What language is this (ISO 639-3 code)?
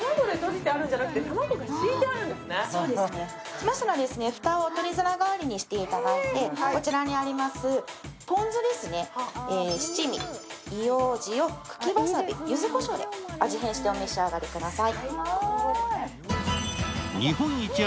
jpn